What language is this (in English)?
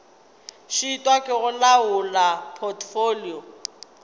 Northern Sotho